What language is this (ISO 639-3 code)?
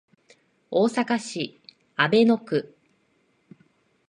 jpn